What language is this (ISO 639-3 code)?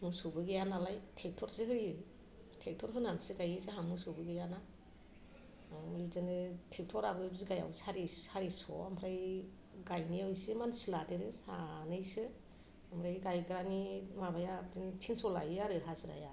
brx